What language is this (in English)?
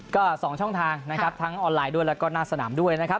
Thai